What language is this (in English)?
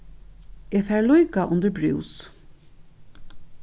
Faroese